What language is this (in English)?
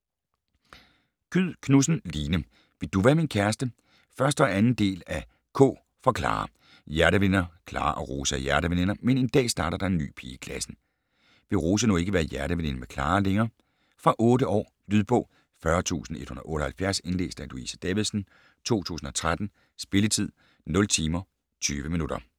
Danish